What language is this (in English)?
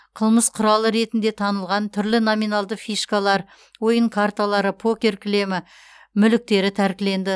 Kazakh